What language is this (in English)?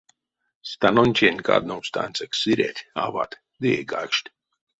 Erzya